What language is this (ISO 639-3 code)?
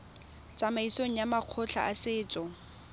tsn